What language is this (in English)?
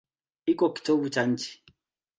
Swahili